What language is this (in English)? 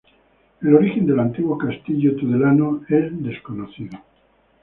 Spanish